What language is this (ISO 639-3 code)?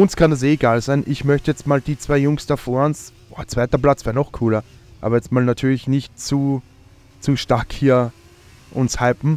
deu